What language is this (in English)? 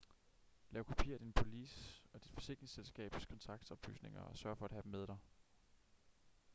Danish